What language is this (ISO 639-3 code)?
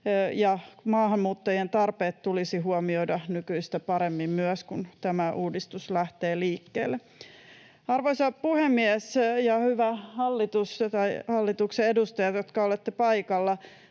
fin